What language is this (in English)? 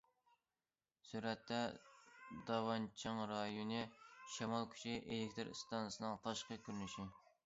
Uyghur